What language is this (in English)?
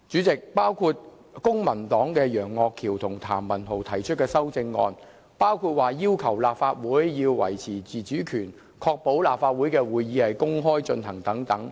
Cantonese